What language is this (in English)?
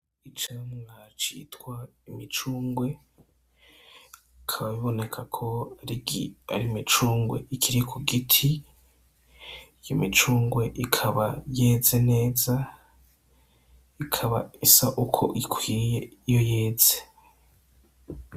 Rundi